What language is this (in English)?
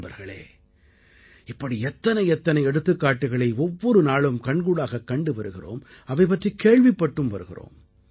Tamil